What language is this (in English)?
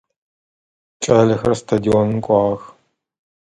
Adyghe